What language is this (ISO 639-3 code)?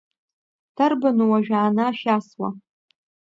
abk